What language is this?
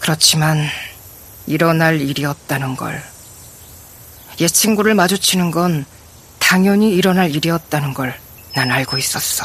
Korean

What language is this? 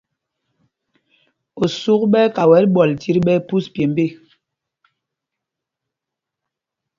Mpumpong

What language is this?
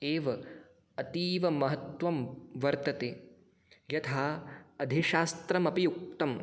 Sanskrit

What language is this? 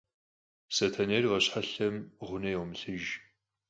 Kabardian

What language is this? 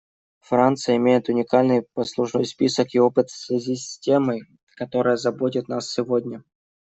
Russian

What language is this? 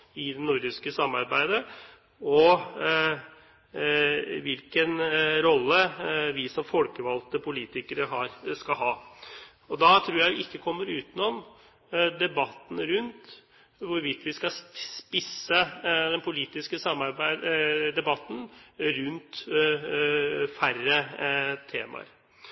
Norwegian Bokmål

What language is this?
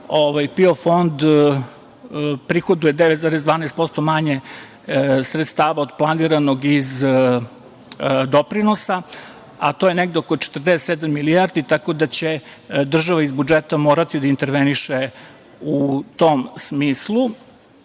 Serbian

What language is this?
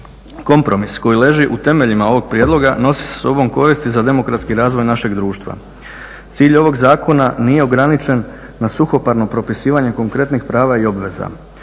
Croatian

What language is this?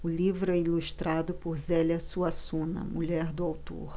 Portuguese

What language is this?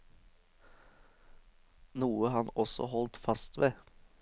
Norwegian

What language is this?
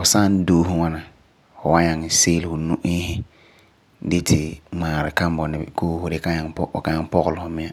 Frafra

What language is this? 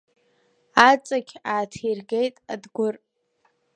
Abkhazian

